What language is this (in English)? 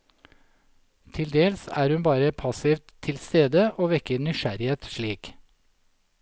Norwegian